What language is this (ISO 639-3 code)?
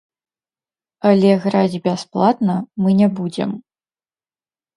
bel